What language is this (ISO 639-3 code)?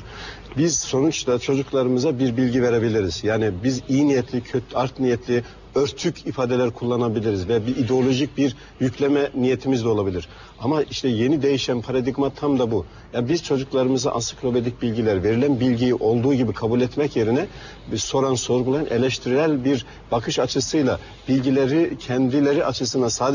tur